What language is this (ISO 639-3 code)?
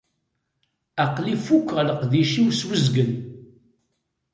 kab